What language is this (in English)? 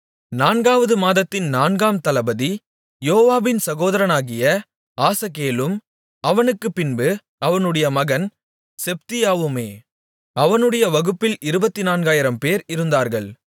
Tamil